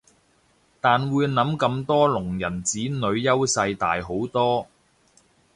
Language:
Cantonese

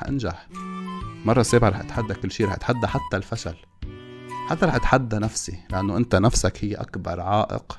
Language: Arabic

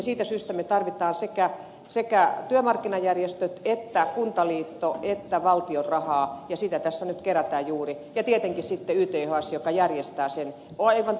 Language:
Finnish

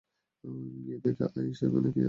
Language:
Bangla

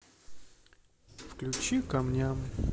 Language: Russian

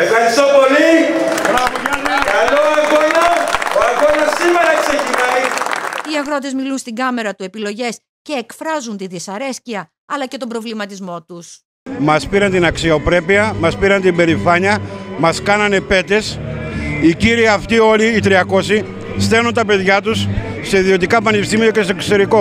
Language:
Greek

